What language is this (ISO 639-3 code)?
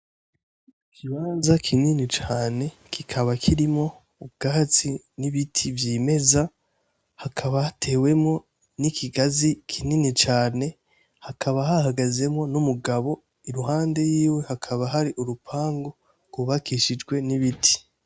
run